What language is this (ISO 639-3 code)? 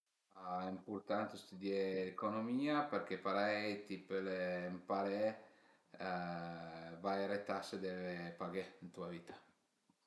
pms